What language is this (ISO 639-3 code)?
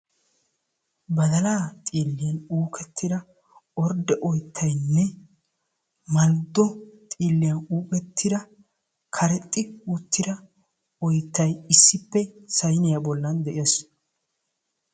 wal